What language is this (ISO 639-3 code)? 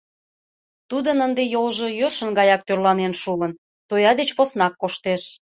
chm